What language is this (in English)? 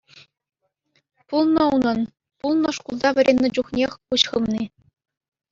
Chuvash